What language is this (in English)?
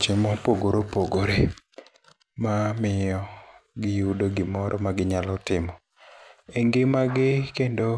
Luo (Kenya and Tanzania)